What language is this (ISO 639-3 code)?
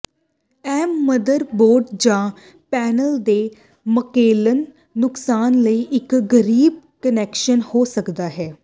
pan